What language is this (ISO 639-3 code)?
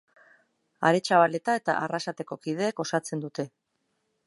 eus